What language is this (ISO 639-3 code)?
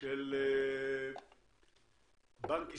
heb